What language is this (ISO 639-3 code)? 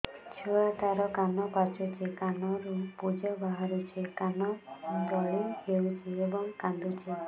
ori